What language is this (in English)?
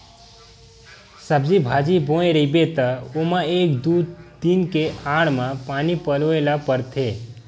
Chhattisgarhi